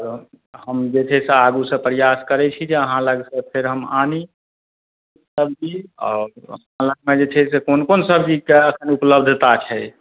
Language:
Maithili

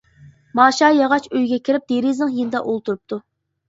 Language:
Uyghur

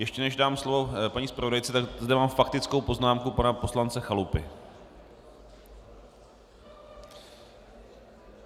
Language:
Czech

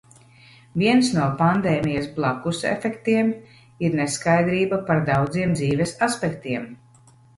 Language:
Latvian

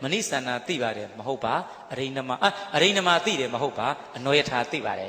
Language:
Indonesian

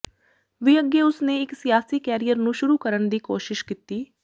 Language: Punjabi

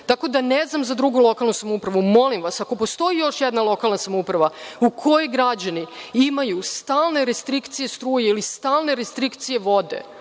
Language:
Serbian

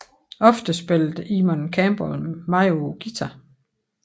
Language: Danish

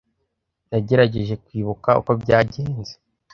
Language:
Kinyarwanda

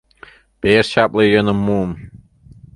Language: Mari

